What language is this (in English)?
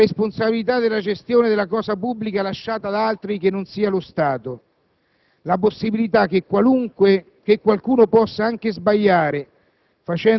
Italian